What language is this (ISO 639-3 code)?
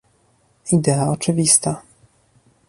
pol